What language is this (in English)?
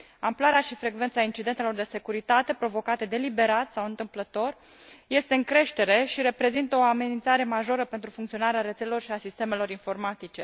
Romanian